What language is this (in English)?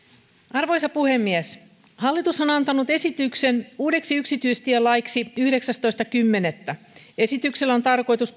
Finnish